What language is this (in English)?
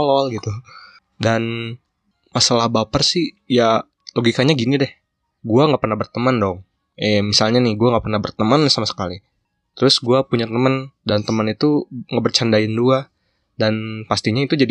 Indonesian